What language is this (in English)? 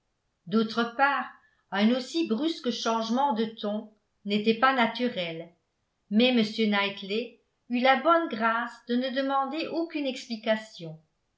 French